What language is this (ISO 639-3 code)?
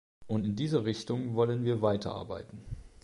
deu